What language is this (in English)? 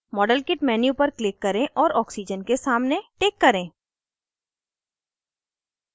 Hindi